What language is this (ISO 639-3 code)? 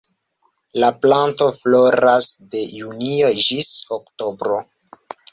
epo